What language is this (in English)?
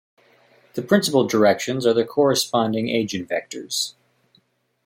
English